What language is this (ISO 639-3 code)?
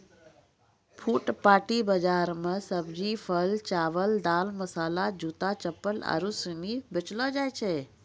mai